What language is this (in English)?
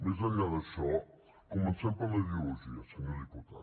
Catalan